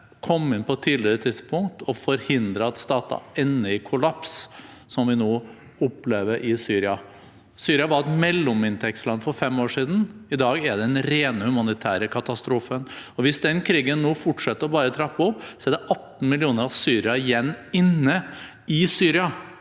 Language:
Norwegian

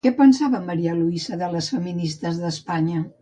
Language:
Catalan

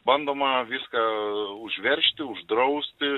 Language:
Lithuanian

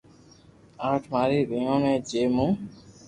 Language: Loarki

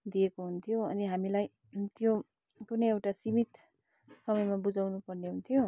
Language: Nepali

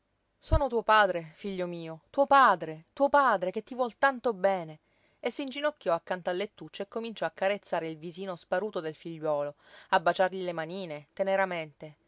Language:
Italian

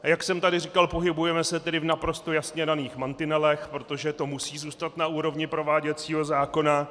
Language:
Czech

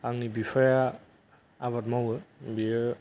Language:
Bodo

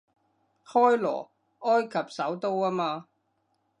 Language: Cantonese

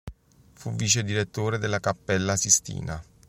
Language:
Italian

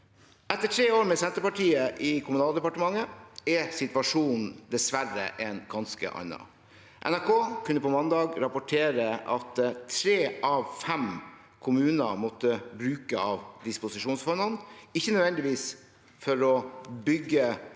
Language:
Norwegian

